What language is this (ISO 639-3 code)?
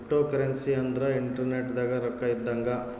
kan